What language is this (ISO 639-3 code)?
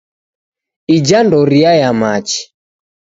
dav